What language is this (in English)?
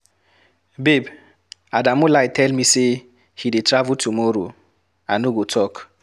Nigerian Pidgin